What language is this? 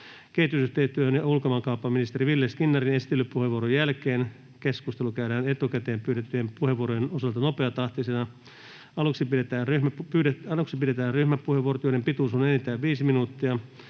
Finnish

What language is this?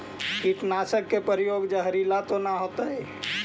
Magahi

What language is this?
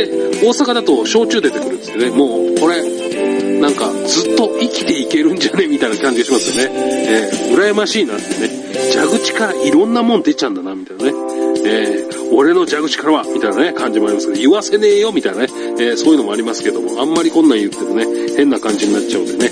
Japanese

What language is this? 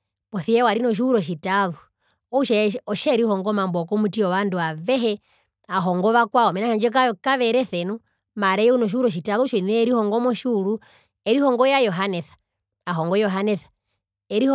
Herero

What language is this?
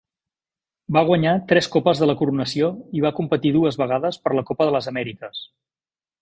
Catalan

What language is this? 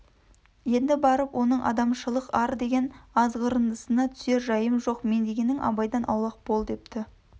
Kazakh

